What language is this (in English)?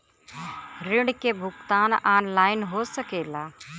Bhojpuri